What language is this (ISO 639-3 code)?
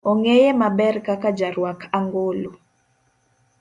luo